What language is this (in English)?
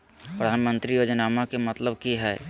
Magahi